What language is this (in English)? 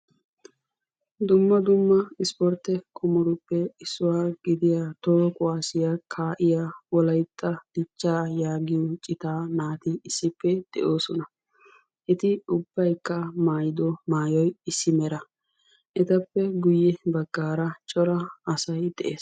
Wolaytta